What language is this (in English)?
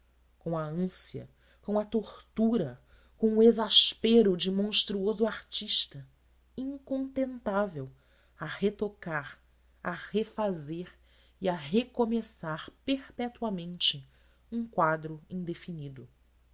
Portuguese